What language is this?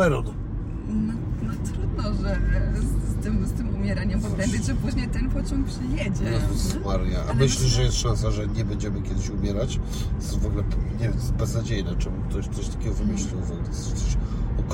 Polish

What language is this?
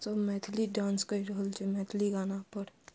Maithili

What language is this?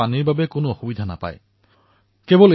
Assamese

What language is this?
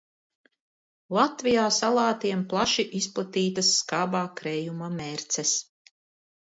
Latvian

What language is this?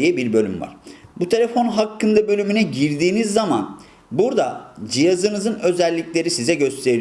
Turkish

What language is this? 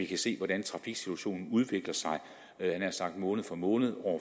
Danish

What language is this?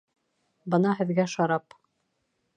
Bashkir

